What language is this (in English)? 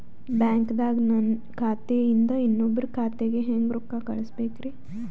Kannada